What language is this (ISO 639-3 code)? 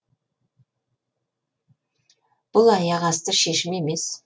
kaz